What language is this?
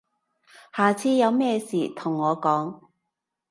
Cantonese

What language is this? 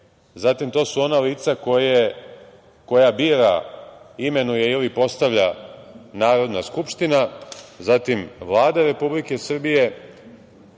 Serbian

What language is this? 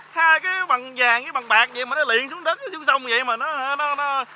Vietnamese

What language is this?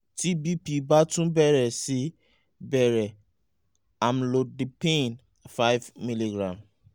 Yoruba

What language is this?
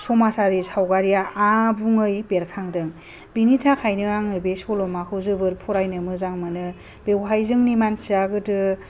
Bodo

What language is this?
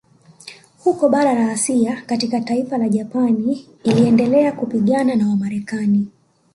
Swahili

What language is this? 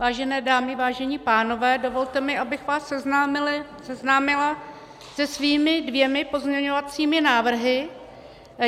Czech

